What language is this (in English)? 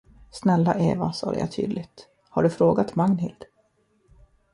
Swedish